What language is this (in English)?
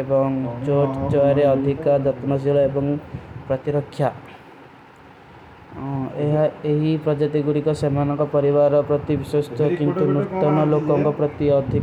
Kui (India)